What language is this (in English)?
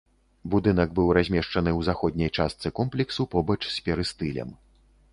Belarusian